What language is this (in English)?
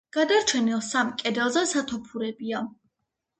Georgian